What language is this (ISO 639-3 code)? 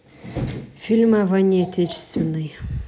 rus